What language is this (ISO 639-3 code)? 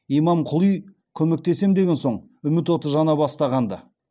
kaz